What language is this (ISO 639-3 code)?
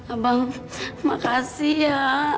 ind